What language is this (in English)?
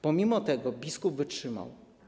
Polish